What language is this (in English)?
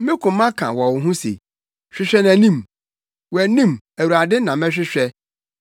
Akan